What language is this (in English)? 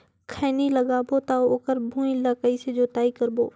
Chhattisgarhi